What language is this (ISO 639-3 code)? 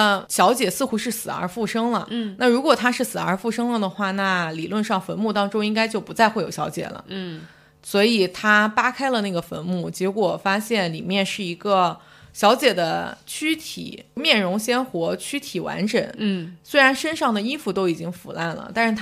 zho